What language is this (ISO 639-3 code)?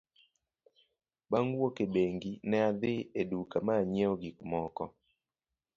luo